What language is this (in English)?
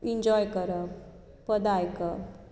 Konkani